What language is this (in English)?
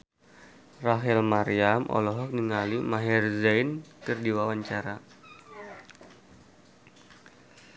Sundanese